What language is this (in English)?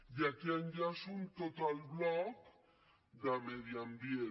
Catalan